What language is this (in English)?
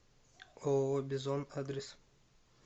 Russian